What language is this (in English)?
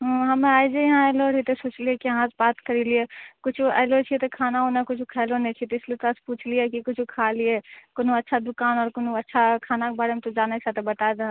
Maithili